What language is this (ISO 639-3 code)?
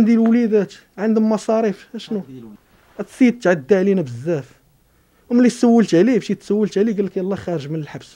ara